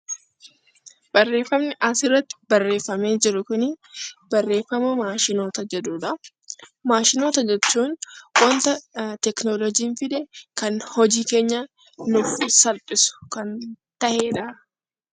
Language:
Oromo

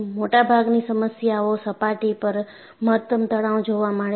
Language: Gujarati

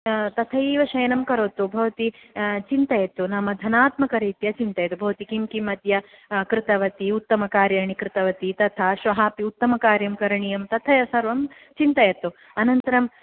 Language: Sanskrit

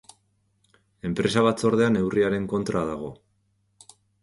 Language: Basque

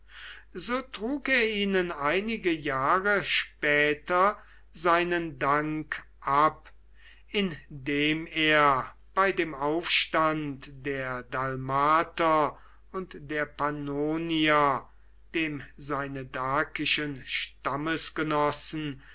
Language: German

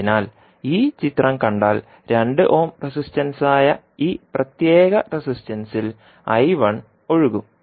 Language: Malayalam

